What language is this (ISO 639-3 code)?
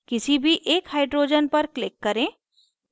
hin